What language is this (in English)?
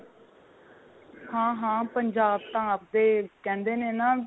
Punjabi